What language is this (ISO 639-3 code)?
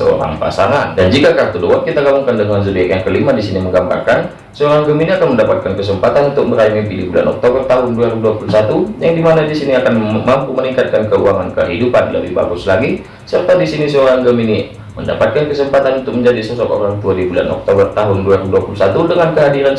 ind